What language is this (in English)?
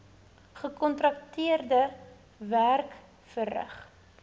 Afrikaans